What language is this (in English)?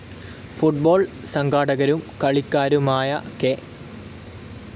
Malayalam